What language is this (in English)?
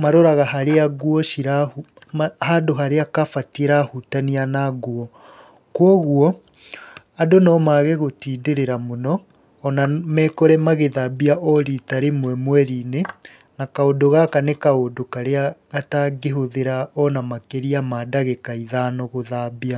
Kikuyu